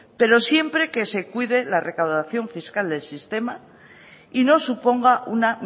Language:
Spanish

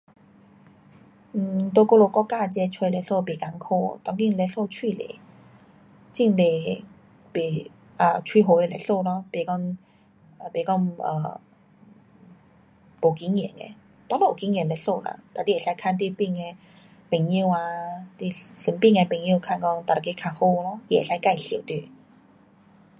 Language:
Pu-Xian Chinese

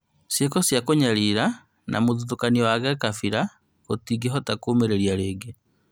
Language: Kikuyu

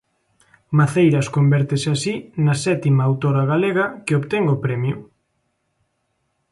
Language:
Galician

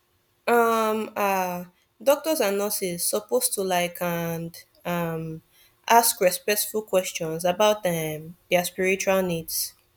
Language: Nigerian Pidgin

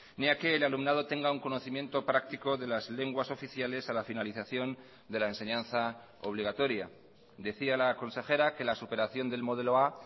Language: Spanish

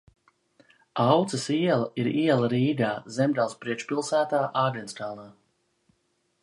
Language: Latvian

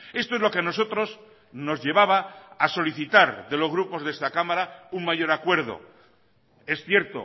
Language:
Spanish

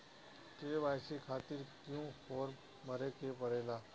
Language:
Bhojpuri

